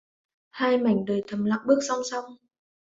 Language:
Vietnamese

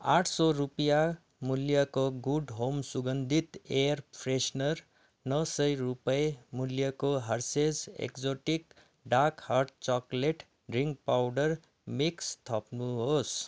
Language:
Nepali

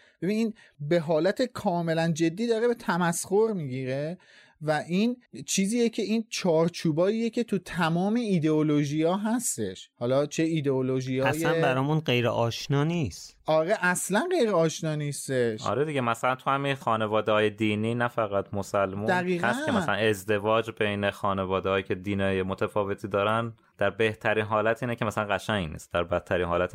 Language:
Persian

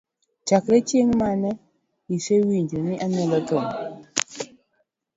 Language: Luo (Kenya and Tanzania)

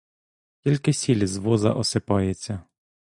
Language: Ukrainian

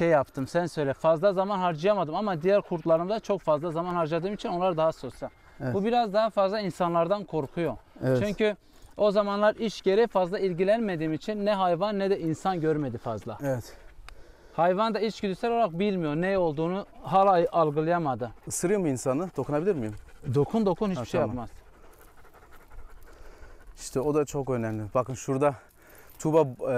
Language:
Turkish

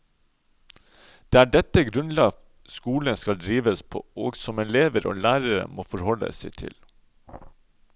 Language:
Norwegian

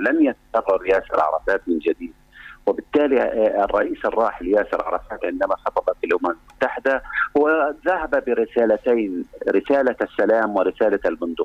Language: Arabic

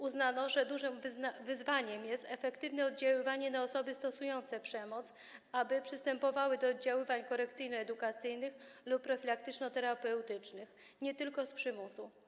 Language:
Polish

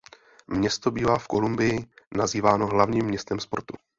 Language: Czech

